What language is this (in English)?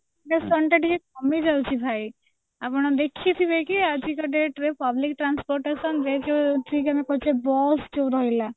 Odia